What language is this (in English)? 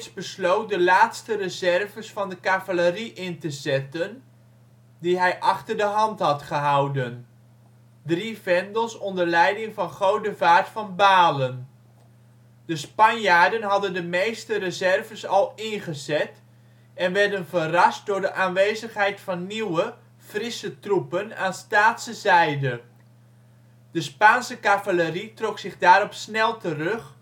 Dutch